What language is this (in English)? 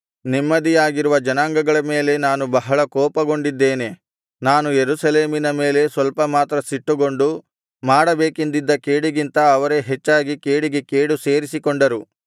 Kannada